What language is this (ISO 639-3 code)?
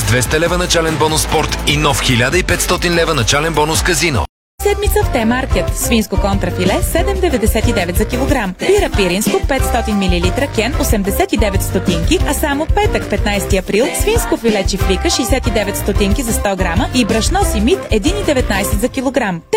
bul